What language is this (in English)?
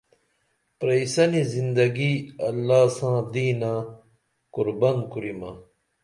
Dameli